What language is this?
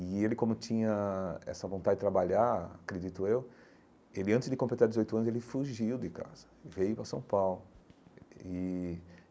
Portuguese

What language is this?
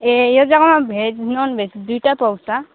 Nepali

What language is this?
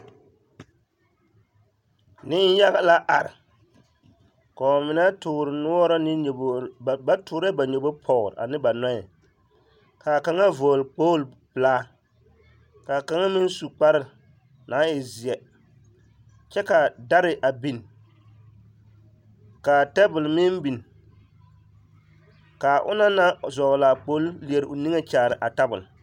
Southern Dagaare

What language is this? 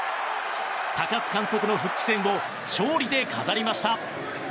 Japanese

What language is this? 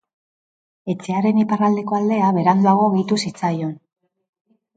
Basque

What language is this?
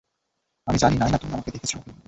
Bangla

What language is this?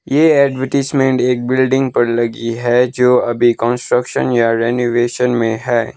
Hindi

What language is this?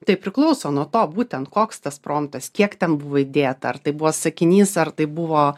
Lithuanian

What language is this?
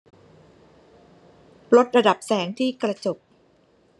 Thai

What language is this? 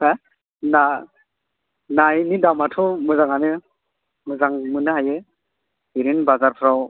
Bodo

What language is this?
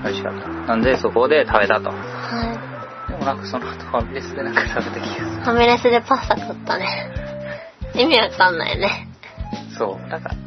Japanese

